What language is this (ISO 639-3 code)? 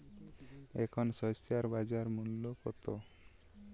ben